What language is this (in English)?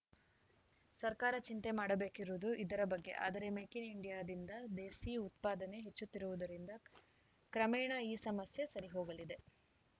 Kannada